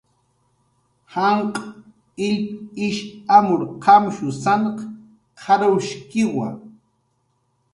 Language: Jaqaru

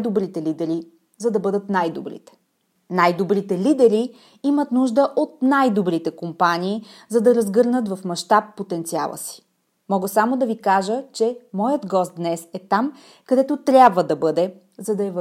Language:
Bulgarian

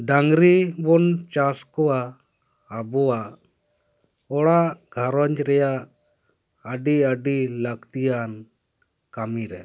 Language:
Santali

